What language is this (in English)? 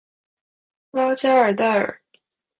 Chinese